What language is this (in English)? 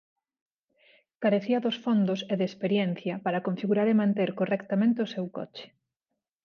Galician